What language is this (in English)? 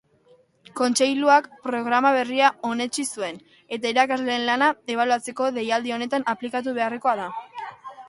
Basque